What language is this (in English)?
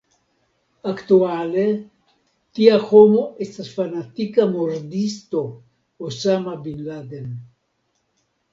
Esperanto